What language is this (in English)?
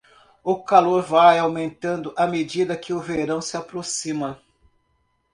Portuguese